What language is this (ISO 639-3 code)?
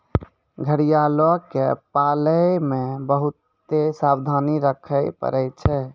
mai